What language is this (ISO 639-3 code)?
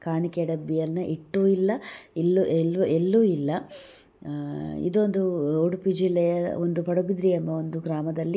kan